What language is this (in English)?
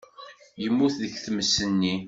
Kabyle